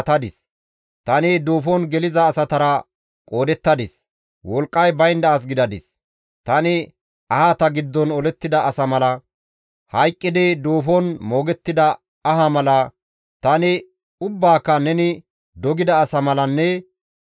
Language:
Gamo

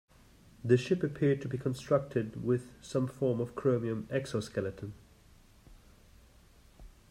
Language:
English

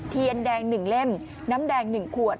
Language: Thai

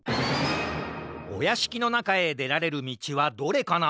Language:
Japanese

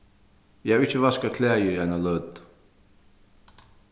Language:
Faroese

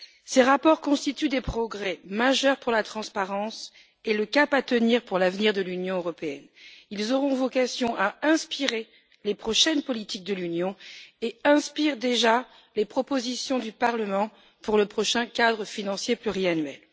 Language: French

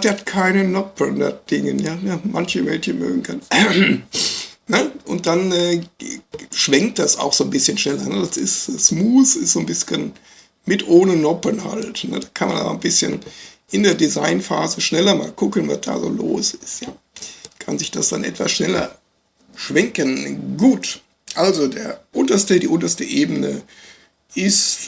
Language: German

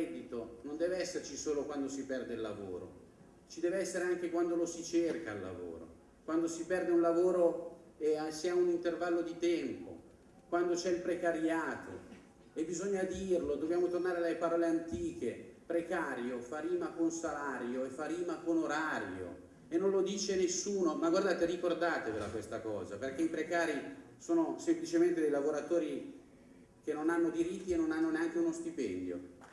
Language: Italian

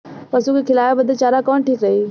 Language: Bhojpuri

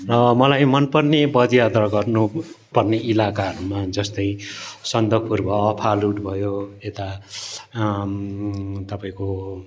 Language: Nepali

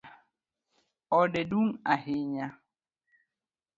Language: Luo (Kenya and Tanzania)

